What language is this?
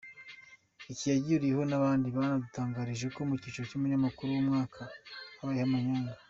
Kinyarwanda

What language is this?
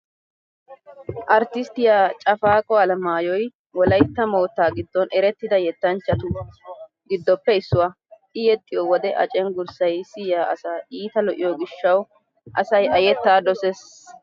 Wolaytta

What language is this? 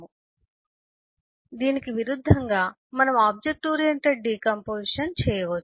Telugu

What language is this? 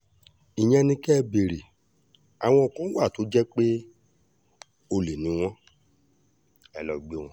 Yoruba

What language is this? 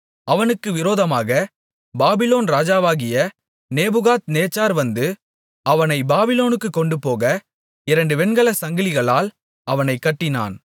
Tamil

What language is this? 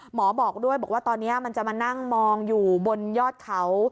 Thai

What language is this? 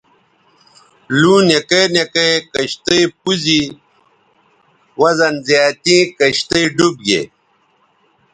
Bateri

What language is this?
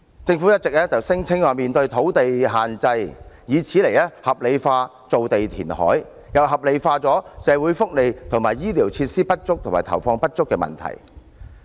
Cantonese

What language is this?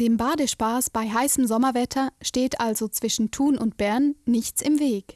German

